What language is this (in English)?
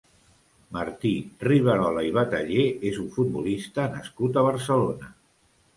Catalan